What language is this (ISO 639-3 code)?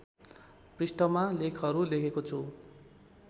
nep